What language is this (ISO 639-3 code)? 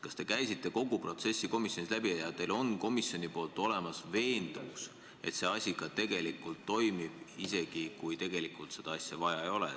est